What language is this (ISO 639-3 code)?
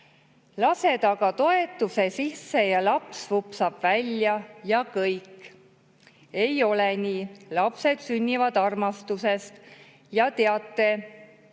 est